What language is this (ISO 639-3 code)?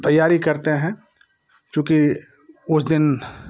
hin